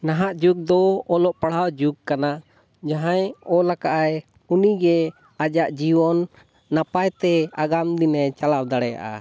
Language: Santali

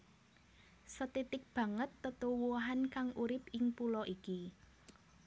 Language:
Javanese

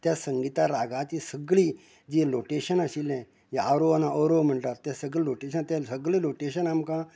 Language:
Konkani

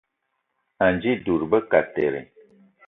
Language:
Eton (Cameroon)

